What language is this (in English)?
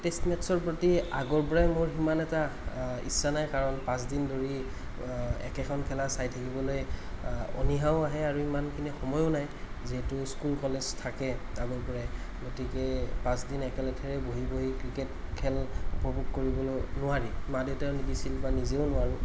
Assamese